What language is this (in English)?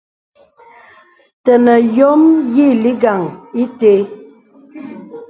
Bebele